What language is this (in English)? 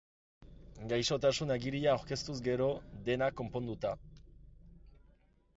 Basque